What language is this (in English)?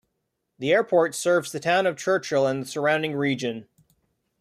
English